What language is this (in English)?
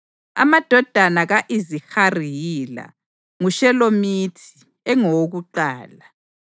North Ndebele